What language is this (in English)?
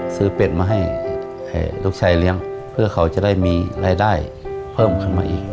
Thai